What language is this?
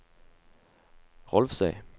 Norwegian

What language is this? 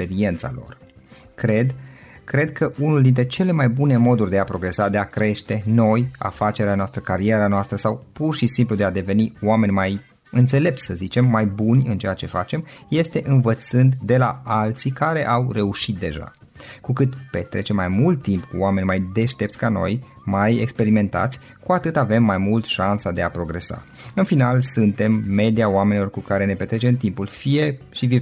Romanian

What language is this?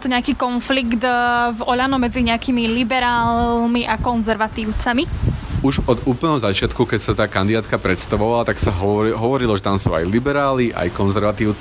Slovak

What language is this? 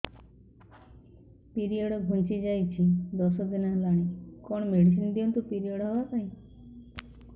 Odia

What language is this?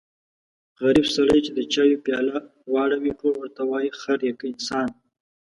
Pashto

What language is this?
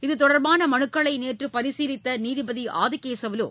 Tamil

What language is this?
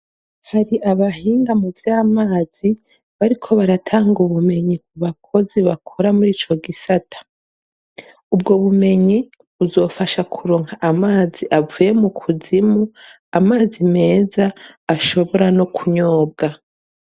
Rundi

